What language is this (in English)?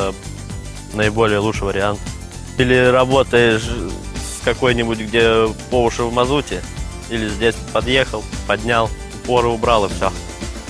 Russian